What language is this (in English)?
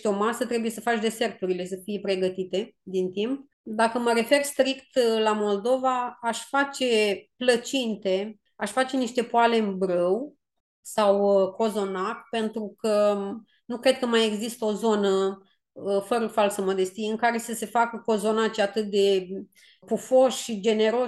Romanian